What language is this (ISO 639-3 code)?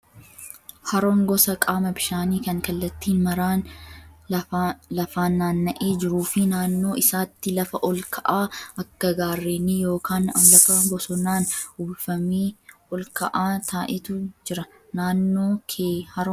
orm